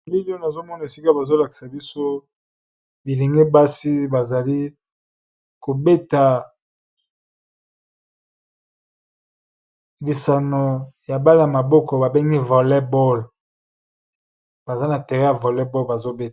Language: Lingala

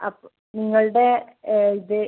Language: Malayalam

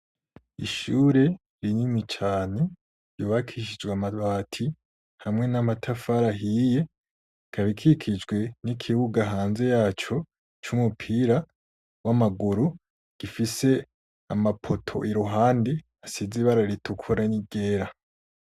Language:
Rundi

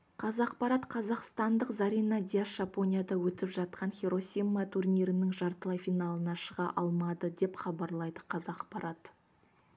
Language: Kazakh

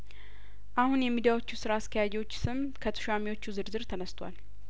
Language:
Amharic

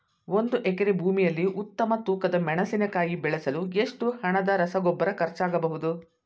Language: Kannada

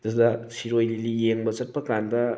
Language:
Manipuri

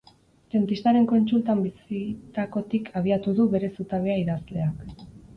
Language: Basque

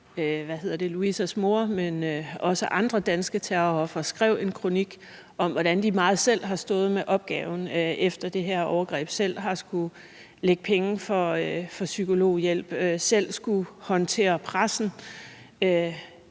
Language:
Danish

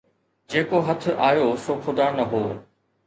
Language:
Sindhi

